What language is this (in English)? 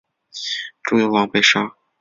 Chinese